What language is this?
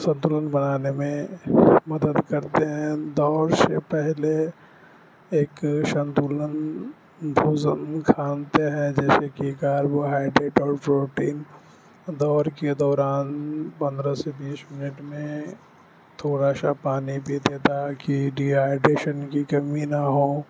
Urdu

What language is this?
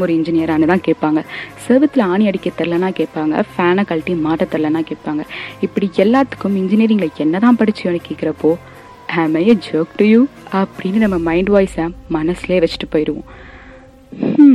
Tamil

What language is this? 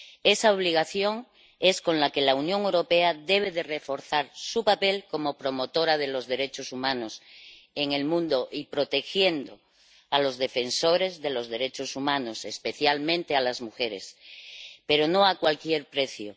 Spanish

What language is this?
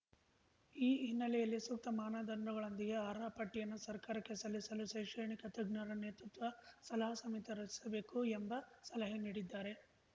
Kannada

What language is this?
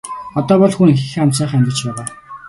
Mongolian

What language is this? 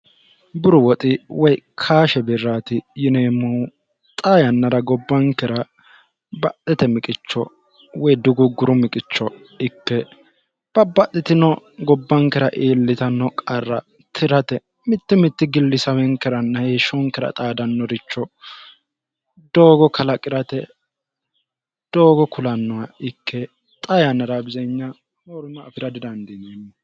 Sidamo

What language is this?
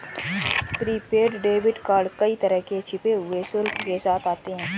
Hindi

